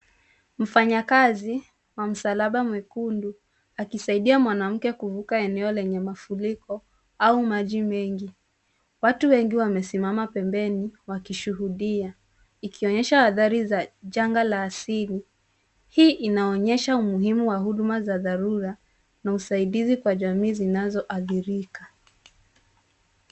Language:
Swahili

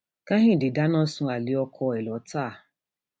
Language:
Yoruba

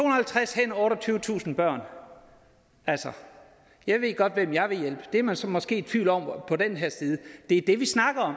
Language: Danish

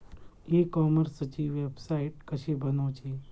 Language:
Marathi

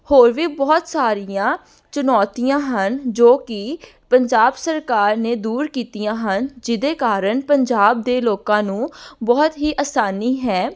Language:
Punjabi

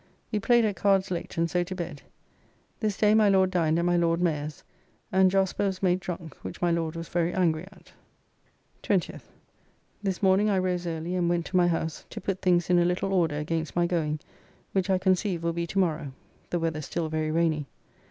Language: English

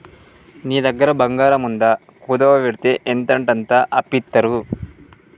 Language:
Telugu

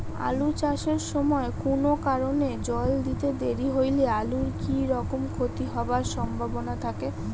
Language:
Bangla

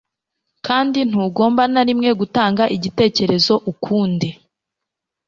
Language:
Kinyarwanda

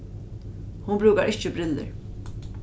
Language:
Faroese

